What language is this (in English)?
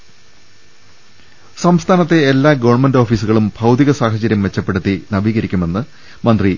Malayalam